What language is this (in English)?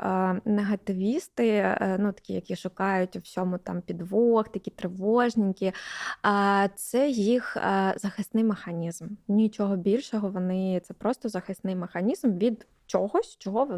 Ukrainian